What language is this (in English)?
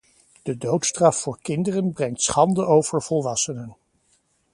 Dutch